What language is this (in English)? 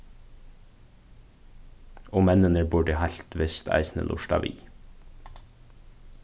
Faroese